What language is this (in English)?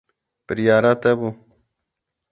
Kurdish